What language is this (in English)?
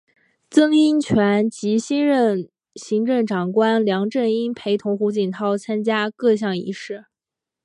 Chinese